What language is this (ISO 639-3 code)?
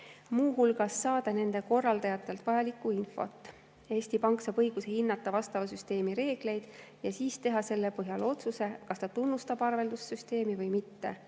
est